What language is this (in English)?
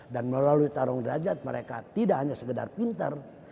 Indonesian